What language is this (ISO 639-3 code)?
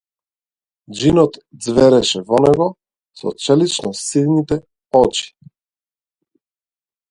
mkd